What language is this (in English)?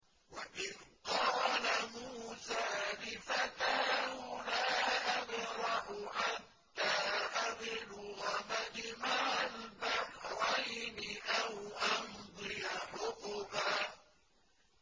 Arabic